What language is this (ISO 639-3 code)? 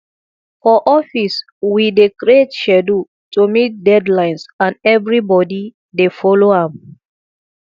pcm